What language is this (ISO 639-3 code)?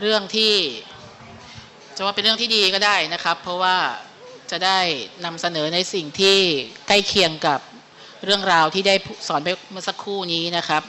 tha